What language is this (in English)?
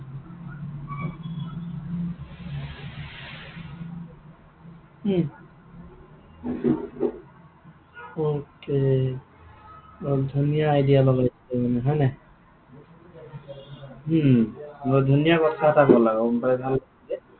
Assamese